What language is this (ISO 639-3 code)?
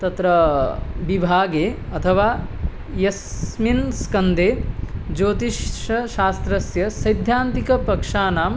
san